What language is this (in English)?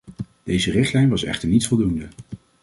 Dutch